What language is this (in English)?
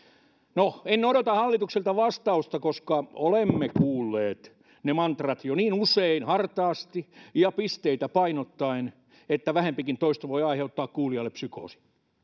Finnish